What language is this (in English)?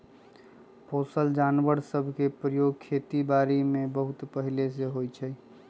Magahi